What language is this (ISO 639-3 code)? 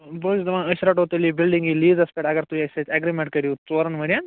kas